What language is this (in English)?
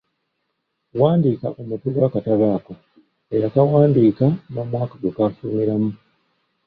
Ganda